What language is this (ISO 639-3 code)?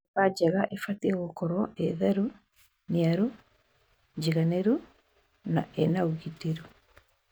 kik